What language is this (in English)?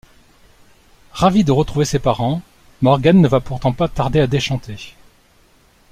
French